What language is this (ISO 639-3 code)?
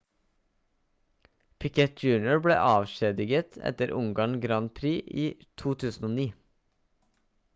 nob